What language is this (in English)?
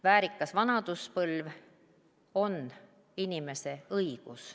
Estonian